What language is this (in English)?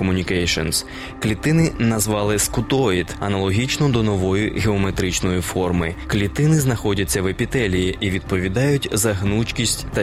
Ukrainian